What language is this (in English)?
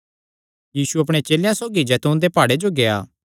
Kangri